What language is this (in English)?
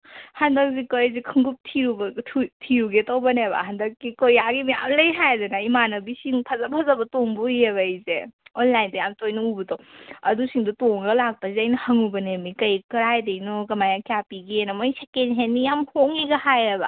Manipuri